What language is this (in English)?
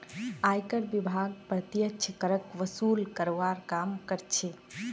Magahi